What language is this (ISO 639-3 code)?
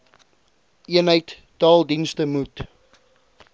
afr